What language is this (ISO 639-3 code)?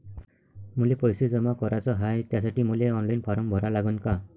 mar